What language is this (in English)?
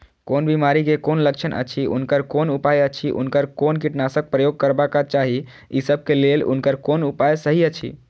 Maithili